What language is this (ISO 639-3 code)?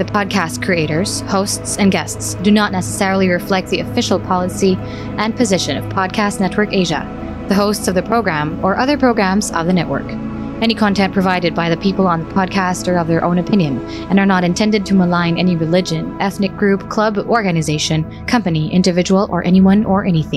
fil